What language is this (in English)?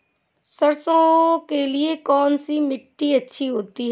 Hindi